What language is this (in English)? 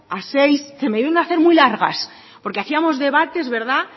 Spanish